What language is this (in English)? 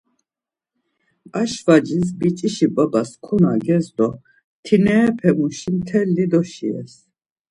Laz